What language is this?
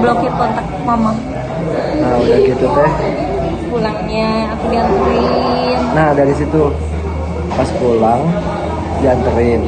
Indonesian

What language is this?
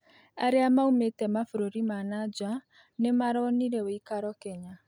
Kikuyu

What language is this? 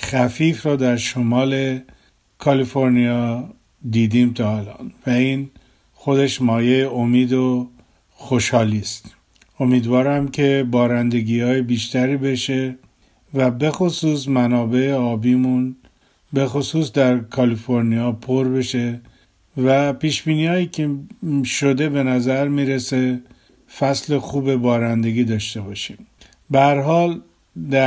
Persian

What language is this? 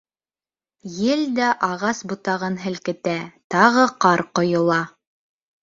Bashkir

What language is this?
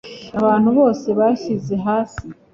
Kinyarwanda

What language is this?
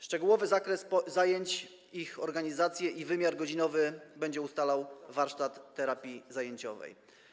Polish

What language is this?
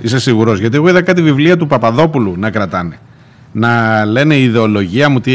Greek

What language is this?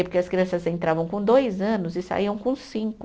Portuguese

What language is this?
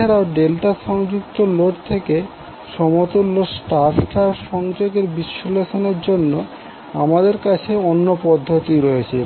Bangla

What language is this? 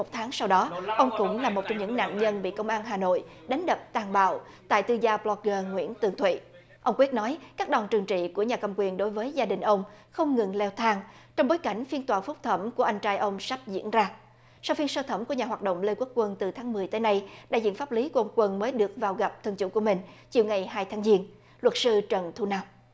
Vietnamese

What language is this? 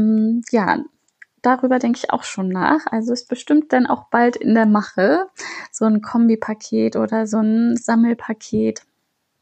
German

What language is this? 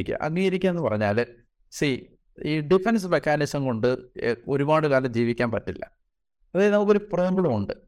Malayalam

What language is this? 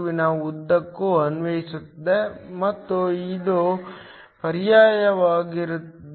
Kannada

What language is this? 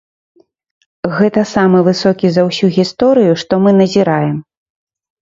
Belarusian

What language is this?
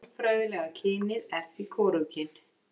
Icelandic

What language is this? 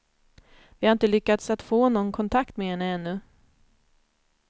Swedish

